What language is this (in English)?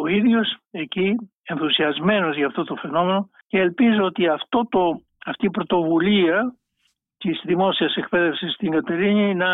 Greek